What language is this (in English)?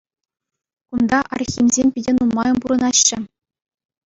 Chuvash